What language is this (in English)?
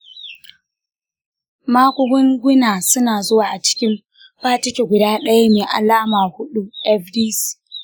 Hausa